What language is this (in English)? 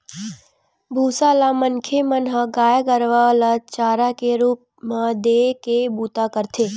Chhattisgarhi